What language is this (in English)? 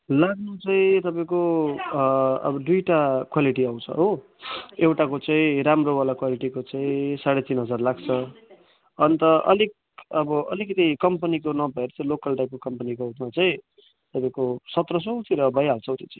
Nepali